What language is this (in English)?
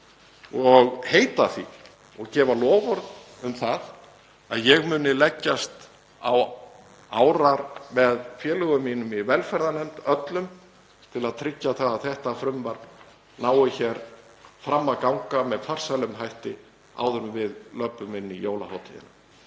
Icelandic